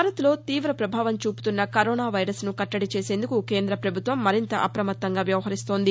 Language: Telugu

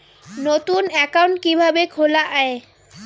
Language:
Bangla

